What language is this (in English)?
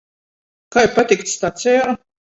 Latgalian